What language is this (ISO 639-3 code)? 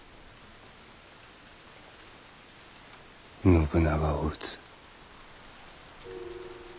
jpn